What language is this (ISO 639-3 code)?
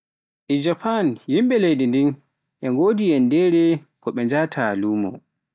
fuf